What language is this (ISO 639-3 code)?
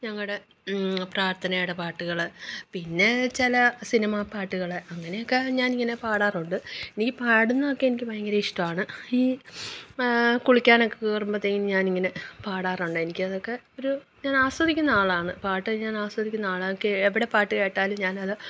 mal